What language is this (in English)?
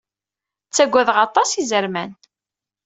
Kabyle